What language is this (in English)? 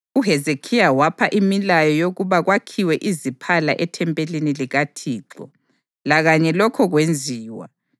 North Ndebele